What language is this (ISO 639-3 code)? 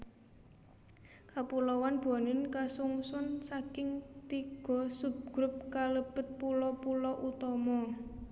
jav